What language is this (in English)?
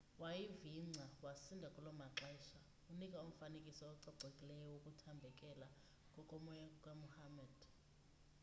Xhosa